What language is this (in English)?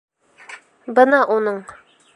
Bashkir